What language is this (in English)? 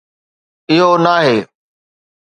Sindhi